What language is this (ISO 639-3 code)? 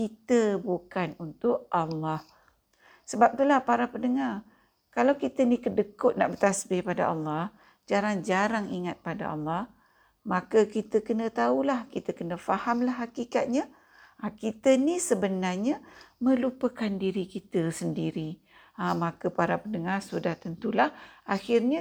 msa